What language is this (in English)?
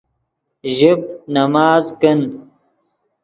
Yidgha